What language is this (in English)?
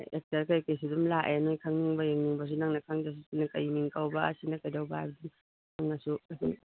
Manipuri